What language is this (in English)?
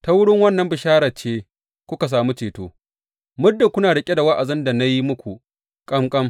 Hausa